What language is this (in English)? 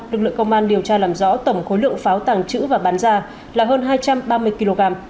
Vietnamese